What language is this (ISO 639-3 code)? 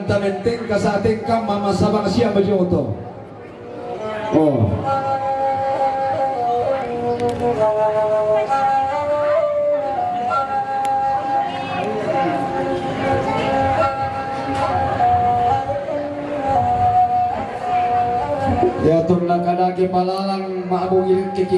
ind